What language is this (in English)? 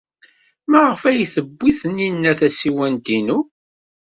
Kabyle